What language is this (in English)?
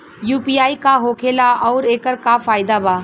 Bhojpuri